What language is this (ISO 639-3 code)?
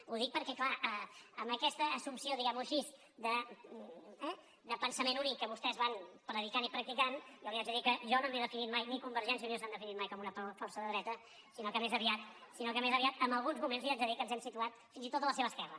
cat